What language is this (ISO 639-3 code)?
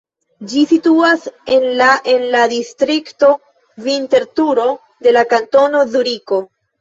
epo